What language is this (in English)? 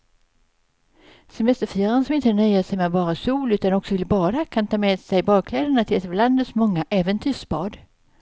Swedish